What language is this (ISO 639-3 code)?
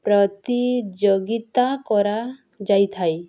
ori